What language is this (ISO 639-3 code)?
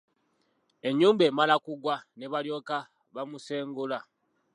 lug